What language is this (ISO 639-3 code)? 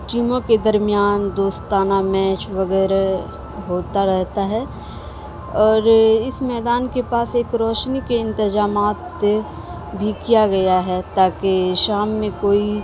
urd